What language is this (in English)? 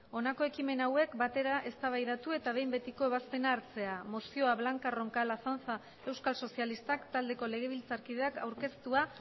Basque